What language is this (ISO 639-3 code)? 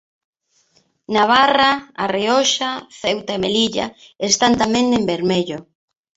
glg